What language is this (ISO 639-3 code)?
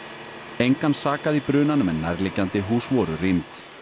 isl